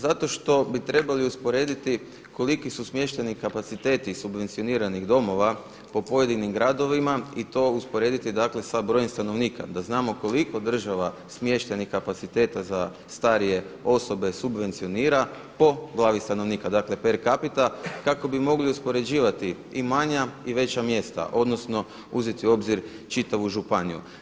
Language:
Croatian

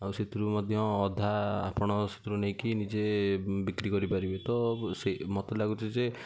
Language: Odia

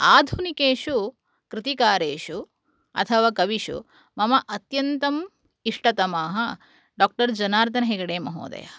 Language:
Sanskrit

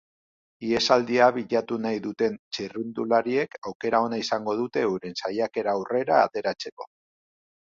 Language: Basque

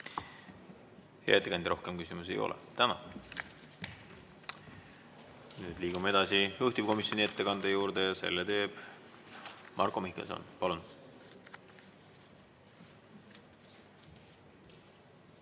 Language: Estonian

